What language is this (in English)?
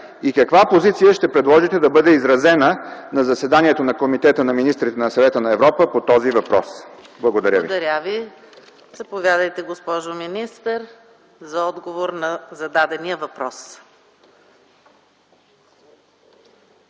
Bulgarian